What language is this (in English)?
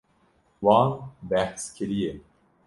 Kurdish